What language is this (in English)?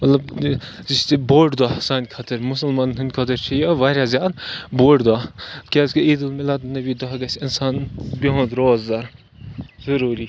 Kashmiri